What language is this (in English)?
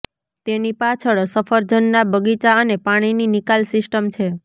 Gujarati